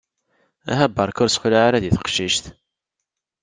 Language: Kabyle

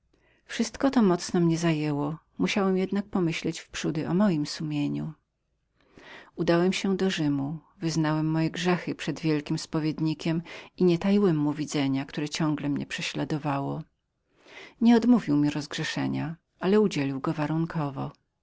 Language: Polish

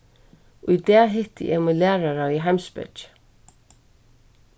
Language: Faroese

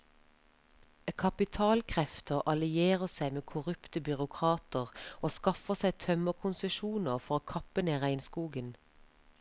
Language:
Norwegian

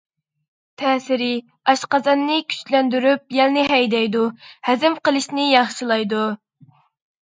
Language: Uyghur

